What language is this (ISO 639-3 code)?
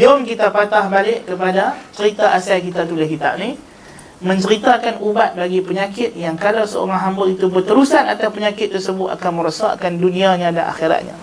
msa